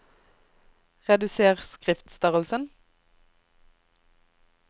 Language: Norwegian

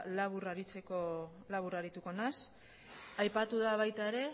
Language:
Basque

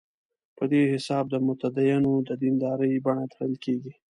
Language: Pashto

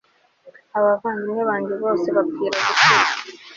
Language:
Kinyarwanda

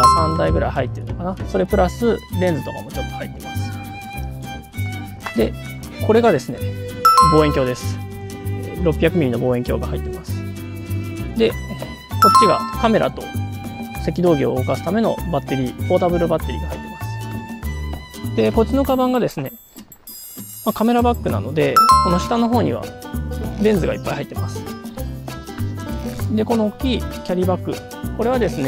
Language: Japanese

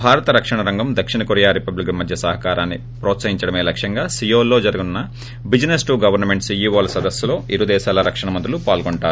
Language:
Telugu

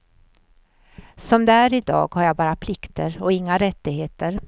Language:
Swedish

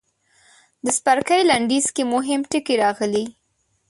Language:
Pashto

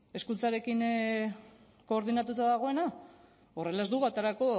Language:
Basque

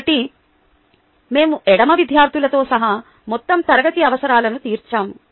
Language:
Telugu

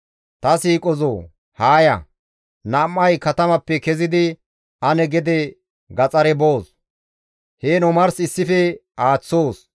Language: Gamo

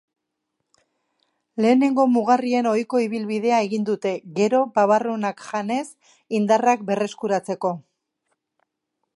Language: Basque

